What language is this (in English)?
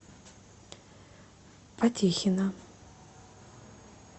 Russian